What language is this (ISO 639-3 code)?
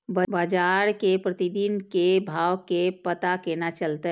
mai